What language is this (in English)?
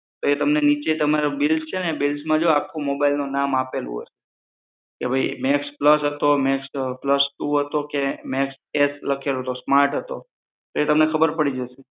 Gujarati